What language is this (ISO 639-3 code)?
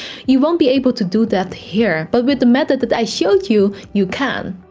eng